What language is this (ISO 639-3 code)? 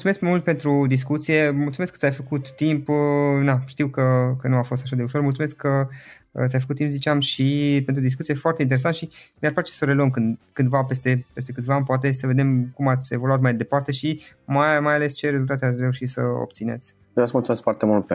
ron